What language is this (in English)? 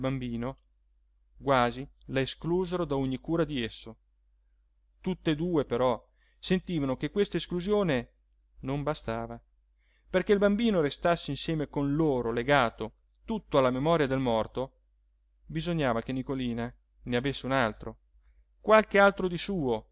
Italian